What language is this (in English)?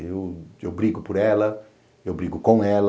Portuguese